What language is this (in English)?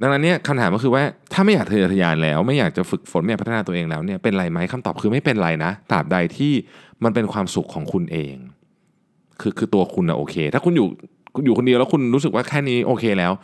Thai